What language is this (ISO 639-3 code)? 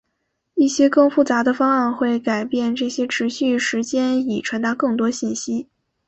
zho